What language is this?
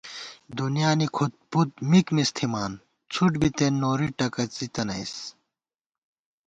Gawar-Bati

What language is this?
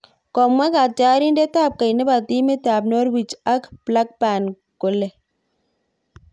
Kalenjin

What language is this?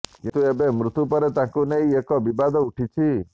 Odia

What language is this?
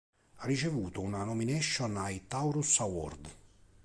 Italian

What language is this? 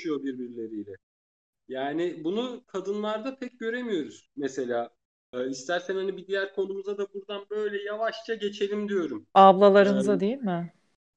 Turkish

